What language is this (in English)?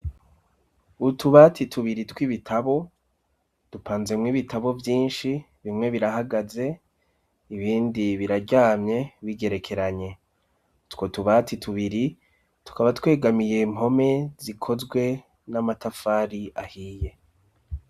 Rundi